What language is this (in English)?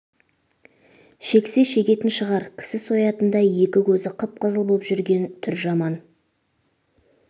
Kazakh